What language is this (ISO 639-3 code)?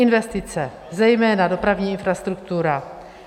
ces